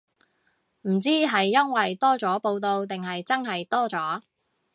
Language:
Cantonese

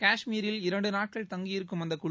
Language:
Tamil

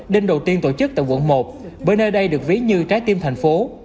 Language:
Vietnamese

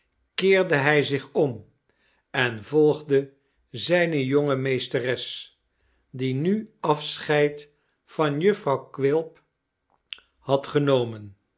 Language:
Dutch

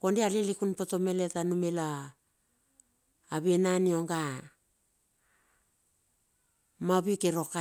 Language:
Bilur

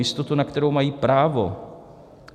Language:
Czech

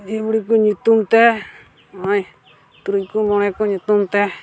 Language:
Santali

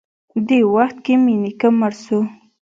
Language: Pashto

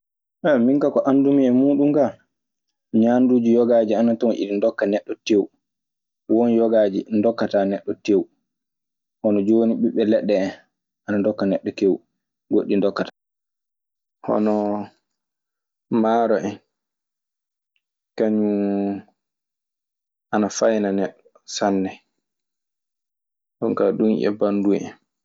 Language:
Maasina Fulfulde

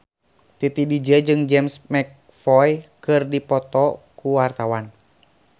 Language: Sundanese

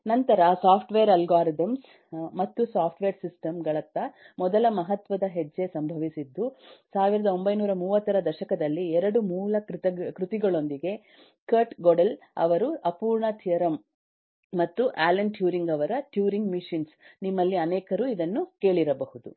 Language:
Kannada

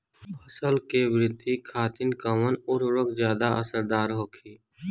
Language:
Bhojpuri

